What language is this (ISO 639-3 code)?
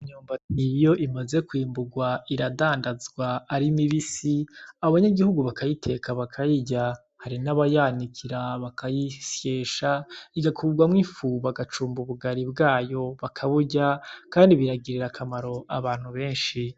run